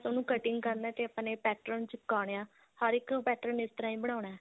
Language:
Punjabi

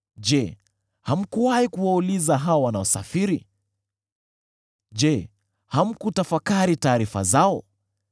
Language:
Swahili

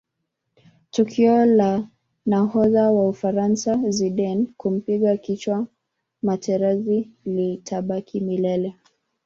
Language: Swahili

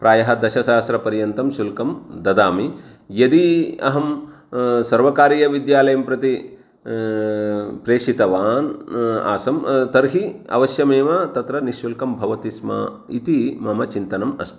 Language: Sanskrit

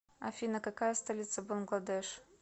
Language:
Russian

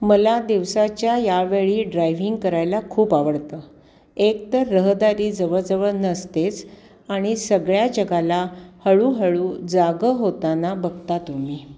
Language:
Marathi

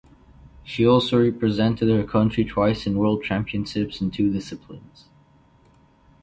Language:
English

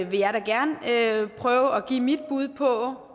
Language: Danish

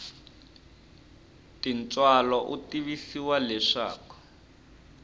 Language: Tsonga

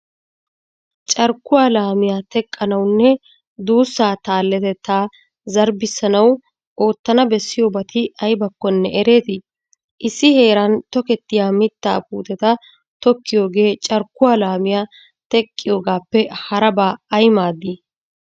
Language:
Wolaytta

